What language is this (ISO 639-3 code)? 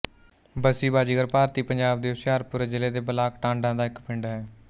pan